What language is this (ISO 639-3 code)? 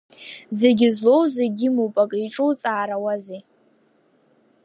abk